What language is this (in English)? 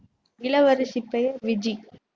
Tamil